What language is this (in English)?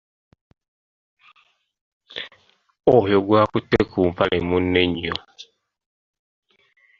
Ganda